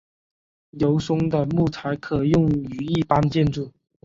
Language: Chinese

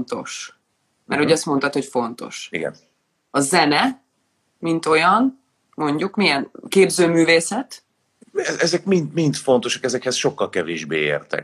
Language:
Hungarian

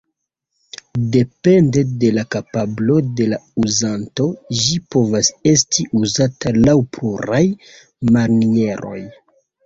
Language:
Esperanto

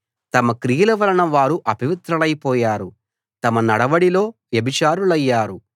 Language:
Telugu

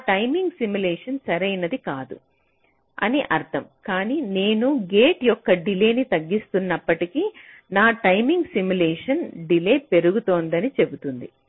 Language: Telugu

